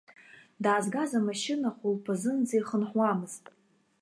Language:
Abkhazian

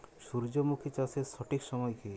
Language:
Bangla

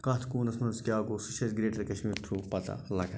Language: Kashmiri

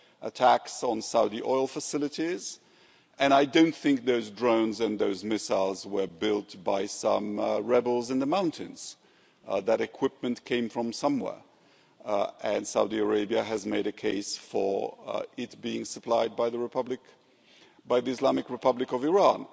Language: English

